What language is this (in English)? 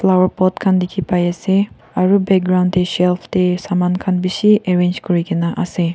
Naga Pidgin